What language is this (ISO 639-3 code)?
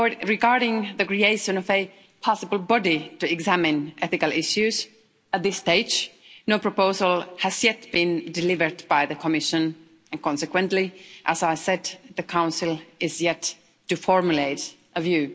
eng